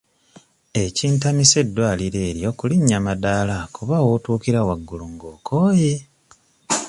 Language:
Ganda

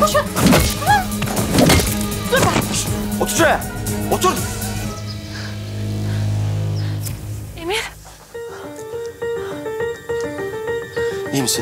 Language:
Turkish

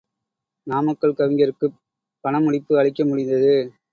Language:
Tamil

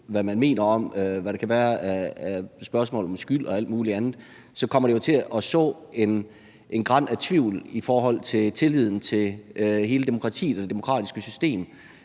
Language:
Danish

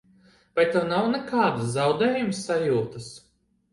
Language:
Latvian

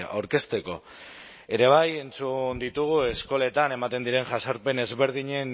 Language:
Basque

